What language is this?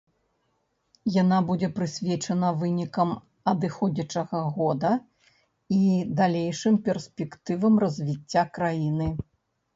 Belarusian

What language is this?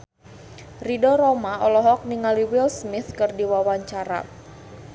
Sundanese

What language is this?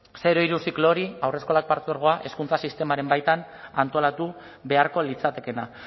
Basque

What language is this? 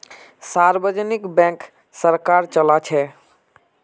Magahi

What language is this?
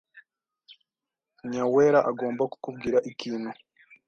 Kinyarwanda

